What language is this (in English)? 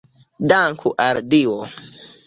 Esperanto